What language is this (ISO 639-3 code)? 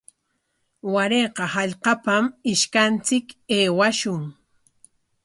qwa